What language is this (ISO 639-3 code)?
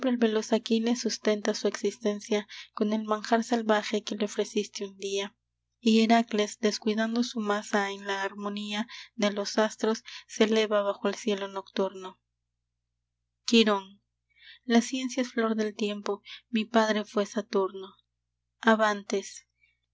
spa